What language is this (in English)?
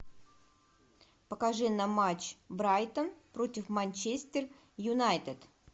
Russian